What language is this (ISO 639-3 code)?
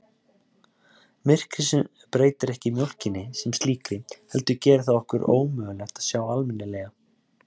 isl